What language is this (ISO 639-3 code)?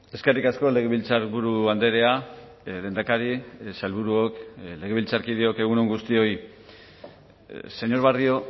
eus